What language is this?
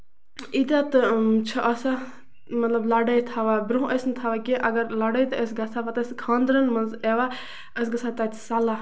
Kashmiri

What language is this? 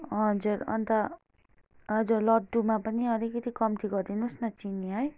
Nepali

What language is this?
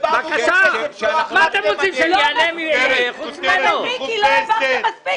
Hebrew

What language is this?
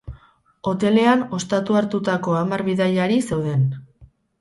Basque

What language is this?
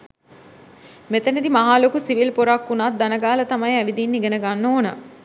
Sinhala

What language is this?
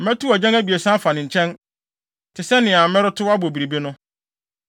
Akan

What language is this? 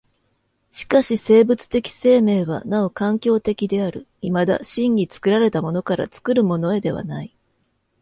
Japanese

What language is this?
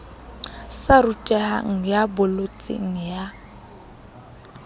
Southern Sotho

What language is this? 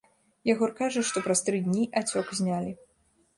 Belarusian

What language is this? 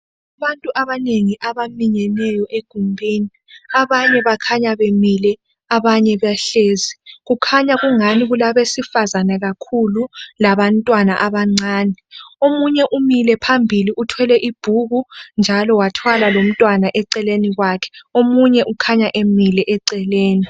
North Ndebele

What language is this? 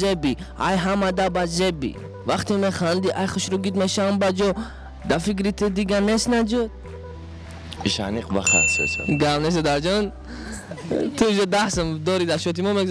Dutch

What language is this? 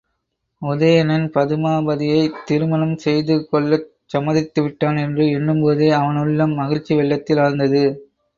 Tamil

